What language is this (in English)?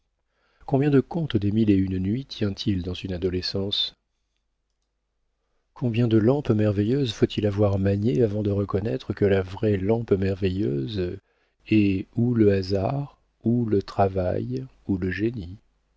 French